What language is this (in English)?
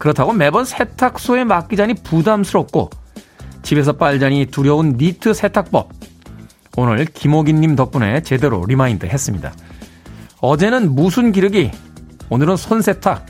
Korean